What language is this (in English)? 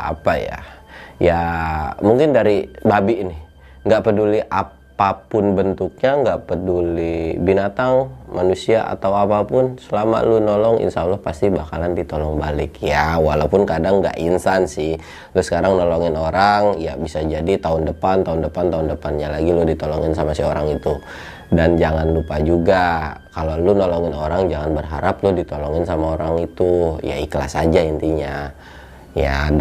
Indonesian